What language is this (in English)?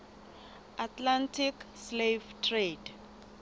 Southern Sotho